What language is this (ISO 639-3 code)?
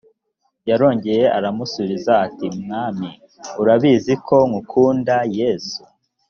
kin